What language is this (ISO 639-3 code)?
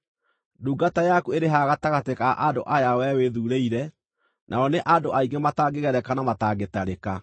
kik